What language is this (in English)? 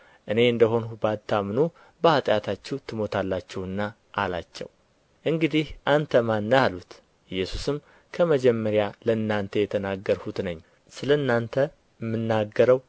Amharic